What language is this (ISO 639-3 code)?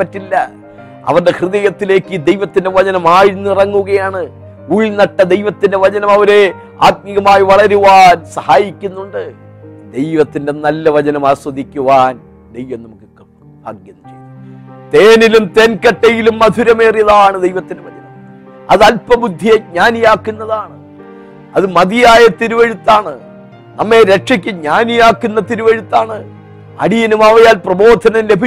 mal